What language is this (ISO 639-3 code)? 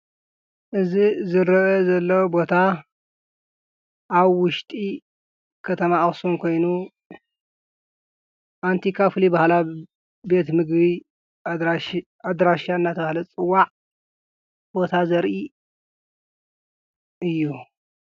tir